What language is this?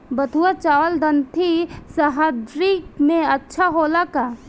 Bhojpuri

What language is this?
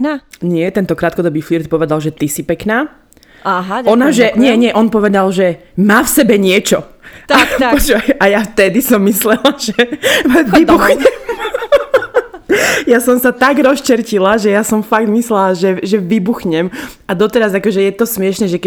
Slovak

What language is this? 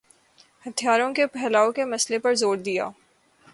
Urdu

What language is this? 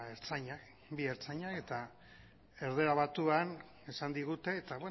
Basque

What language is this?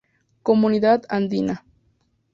Spanish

